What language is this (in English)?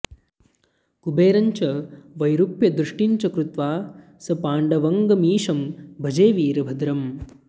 Sanskrit